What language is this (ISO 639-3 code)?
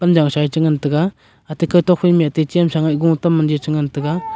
nnp